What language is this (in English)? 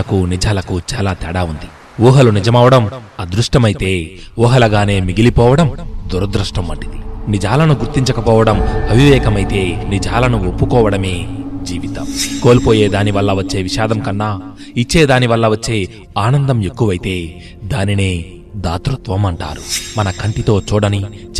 Telugu